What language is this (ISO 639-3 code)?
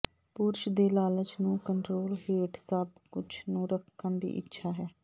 pan